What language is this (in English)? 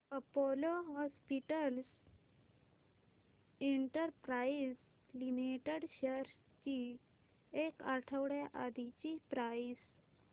Marathi